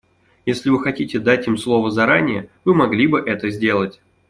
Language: Russian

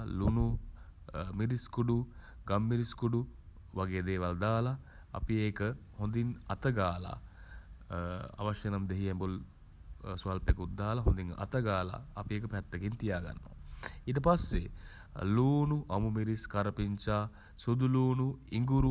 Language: Sinhala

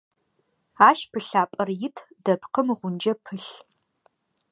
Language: Adyghe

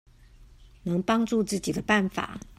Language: Chinese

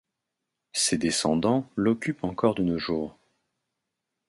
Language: French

